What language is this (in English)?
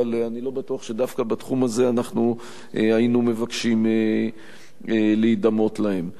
Hebrew